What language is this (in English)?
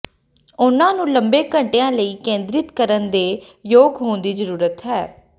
Punjabi